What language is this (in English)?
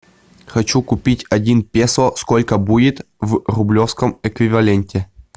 Russian